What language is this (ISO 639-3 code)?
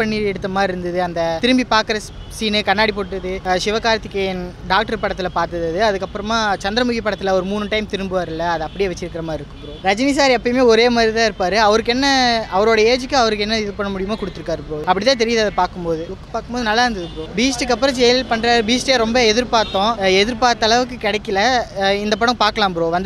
pol